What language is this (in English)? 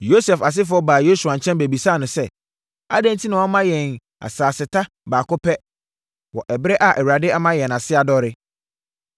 Akan